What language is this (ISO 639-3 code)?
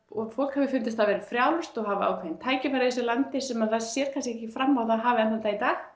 isl